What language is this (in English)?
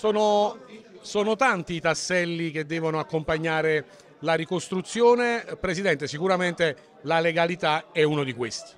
Italian